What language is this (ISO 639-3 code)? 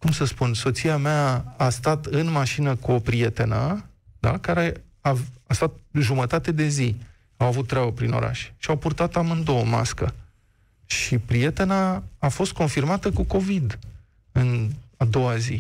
ron